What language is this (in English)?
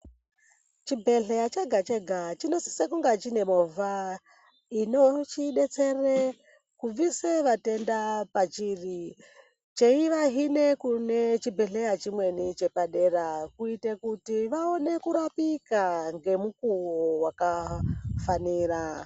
Ndau